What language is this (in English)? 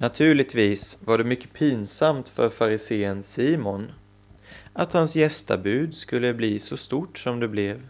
Swedish